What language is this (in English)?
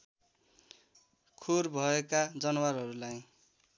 Nepali